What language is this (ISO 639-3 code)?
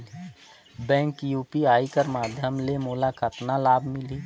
hne